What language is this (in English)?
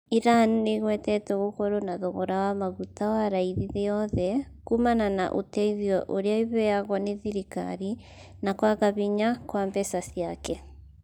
Kikuyu